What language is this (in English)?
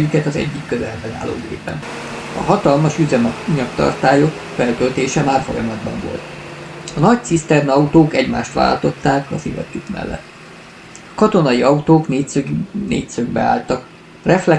Hungarian